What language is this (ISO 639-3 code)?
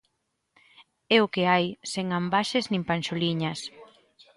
glg